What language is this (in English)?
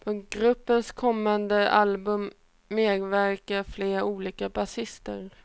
Swedish